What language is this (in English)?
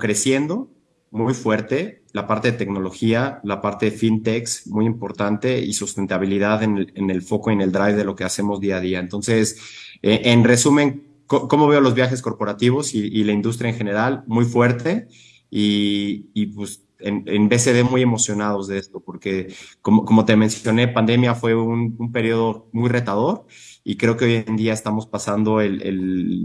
Spanish